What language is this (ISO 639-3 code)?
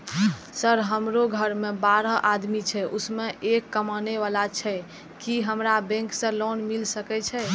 mai